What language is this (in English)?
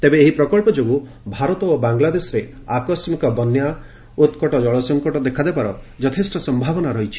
Odia